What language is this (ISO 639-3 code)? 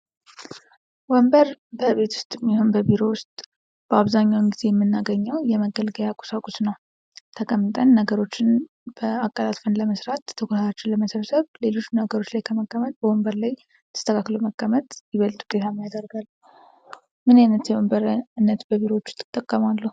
amh